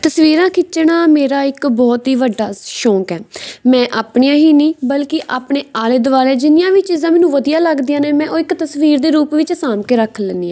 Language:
Punjabi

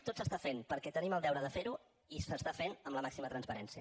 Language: Catalan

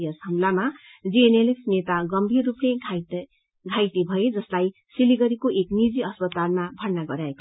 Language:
Nepali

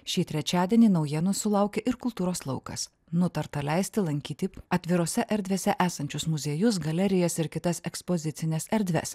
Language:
Lithuanian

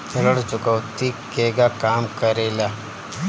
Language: Bhojpuri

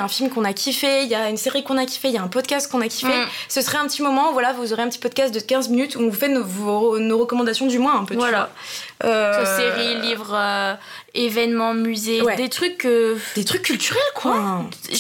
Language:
French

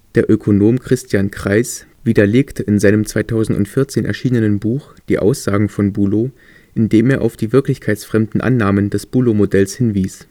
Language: German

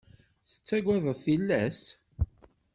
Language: Kabyle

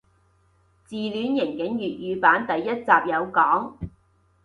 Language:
Cantonese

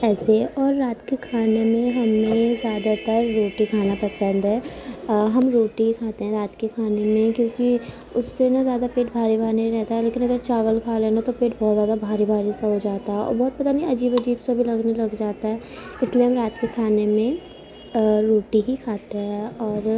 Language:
Urdu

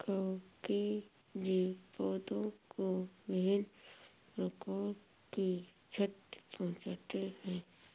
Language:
Hindi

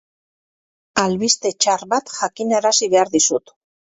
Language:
Basque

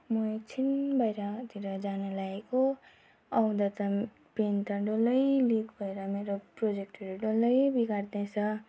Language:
Nepali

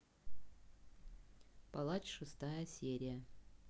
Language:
Russian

